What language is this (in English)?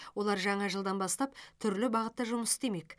Kazakh